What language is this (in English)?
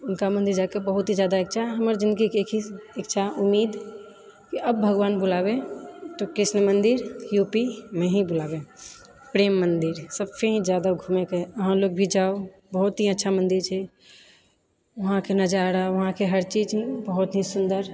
Maithili